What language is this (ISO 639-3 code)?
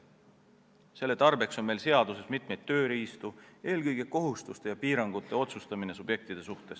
est